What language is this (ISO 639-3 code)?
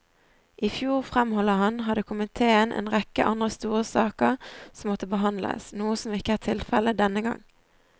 nor